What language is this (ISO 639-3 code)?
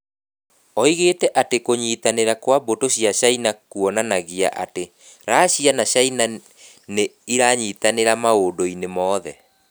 kik